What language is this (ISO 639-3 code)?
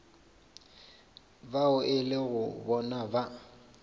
nso